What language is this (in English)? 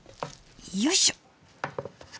Japanese